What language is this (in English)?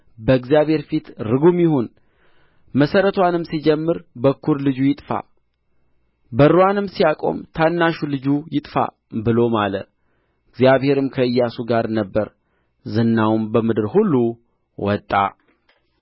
Amharic